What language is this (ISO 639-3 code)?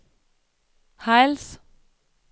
dan